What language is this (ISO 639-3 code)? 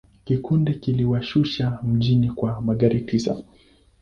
swa